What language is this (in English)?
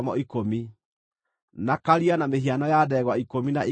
Kikuyu